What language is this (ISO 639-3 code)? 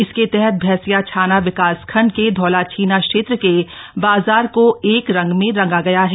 hin